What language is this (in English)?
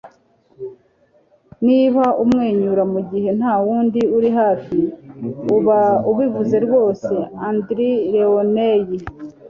Kinyarwanda